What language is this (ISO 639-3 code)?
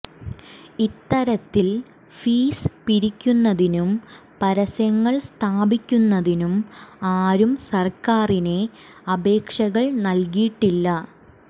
mal